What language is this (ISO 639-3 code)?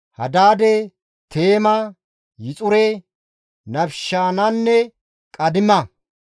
gmv